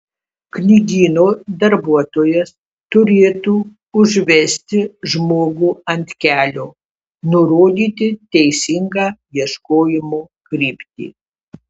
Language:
Lithuanian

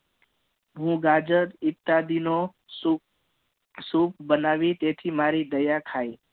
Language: Gujarati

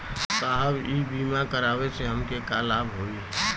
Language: Bhojpuri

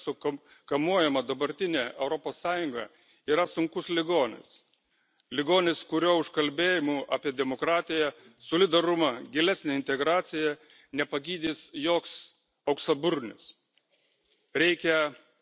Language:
Lithuanian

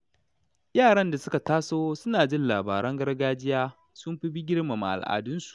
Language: Hausa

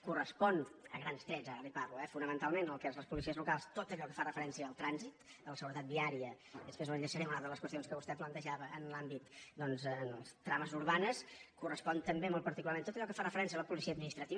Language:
Catalan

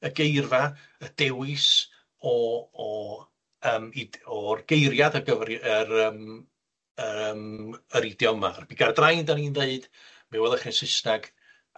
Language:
Welsh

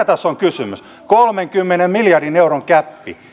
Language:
Finnish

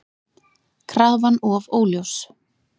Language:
Icelandic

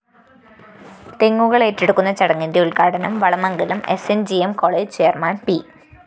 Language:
Malayalam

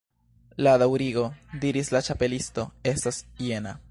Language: Esperanto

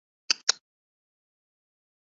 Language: Urdu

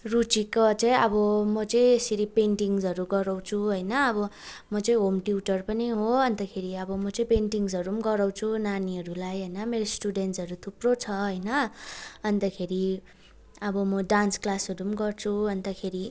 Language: Nepali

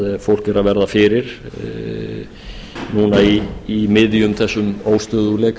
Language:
Icelandic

